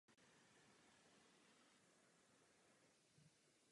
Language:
Czech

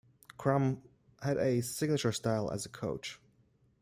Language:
English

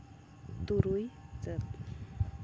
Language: Santali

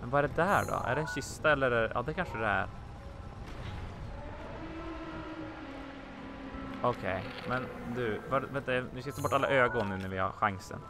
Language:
Swedish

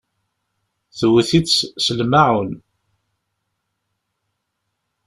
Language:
Kabyle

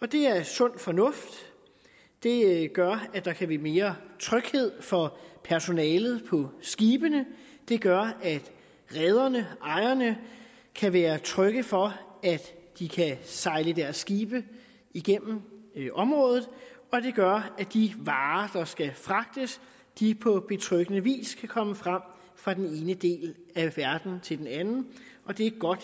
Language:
Danish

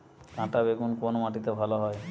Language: Bangla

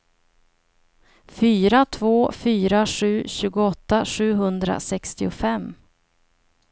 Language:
Swedish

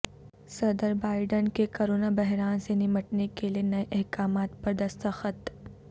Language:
Urdu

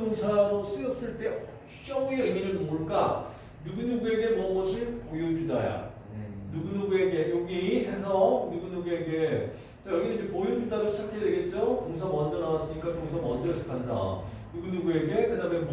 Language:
Korean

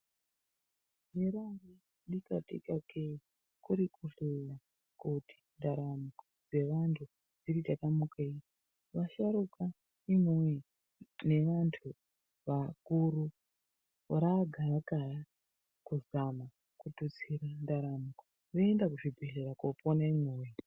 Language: Ndau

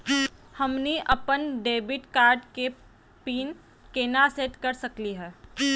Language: Magahi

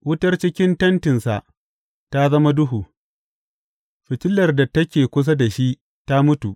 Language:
Hausa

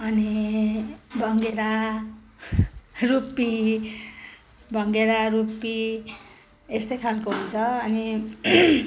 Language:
Nepali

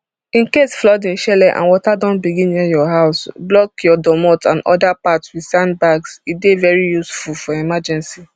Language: Nigerian Pidgin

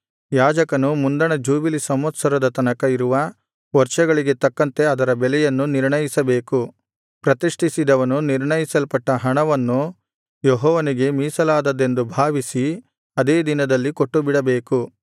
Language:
Kannada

